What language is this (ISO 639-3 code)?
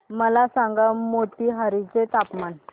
mar